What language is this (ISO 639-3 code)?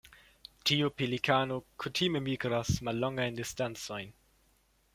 epo